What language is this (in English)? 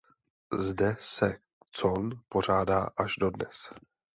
Czech